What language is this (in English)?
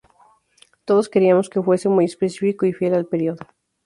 Spanish